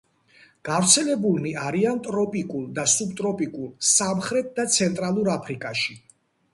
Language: Georgian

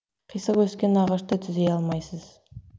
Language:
Kazakh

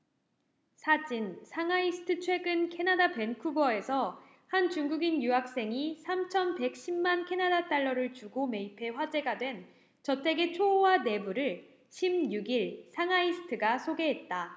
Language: Korean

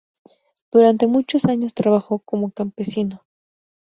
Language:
Spanish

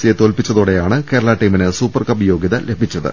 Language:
Malayalam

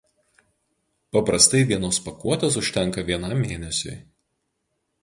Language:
Lithuanian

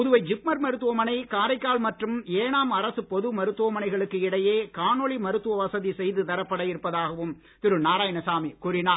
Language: Tamil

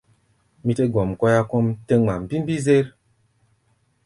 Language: Gbaya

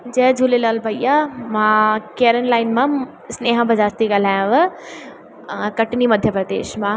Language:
Sindhi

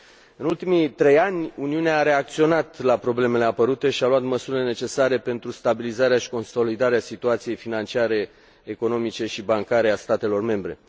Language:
Romanian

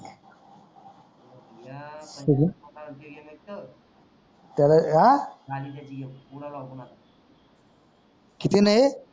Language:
Marathi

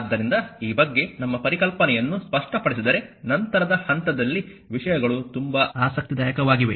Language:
Kannada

